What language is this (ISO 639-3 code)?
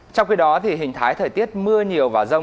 vie